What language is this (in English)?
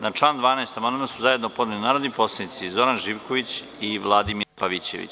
Serbian